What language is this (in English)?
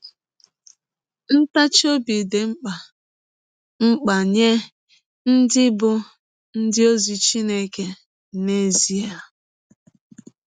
Igbo